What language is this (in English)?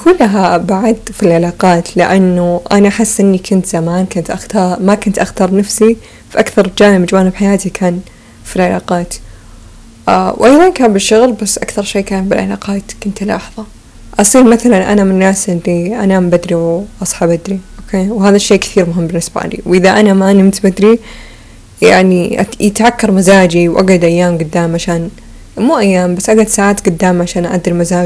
Arabic